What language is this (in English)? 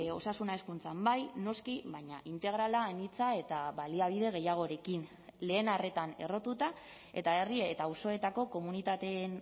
Basque